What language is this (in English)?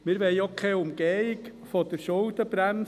Swiss German